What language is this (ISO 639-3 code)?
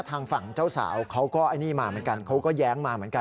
tha